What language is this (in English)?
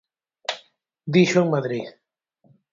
Galician